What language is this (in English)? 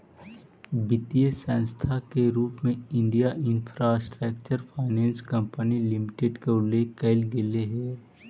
Magahi